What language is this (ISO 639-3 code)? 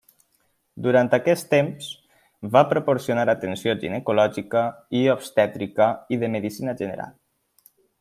cat